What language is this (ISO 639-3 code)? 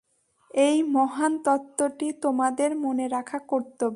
ben